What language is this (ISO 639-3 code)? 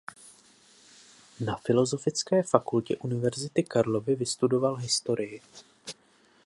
ces